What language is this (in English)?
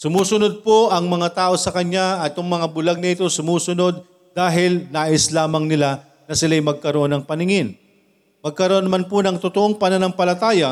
Filipino